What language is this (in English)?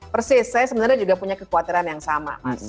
Indonesian